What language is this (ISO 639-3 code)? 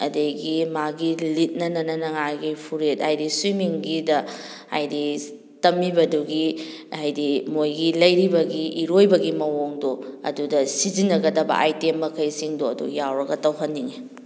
mni